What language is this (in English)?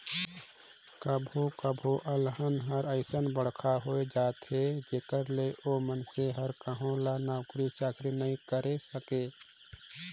Chhattisgarhi